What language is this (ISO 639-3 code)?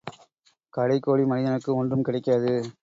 tam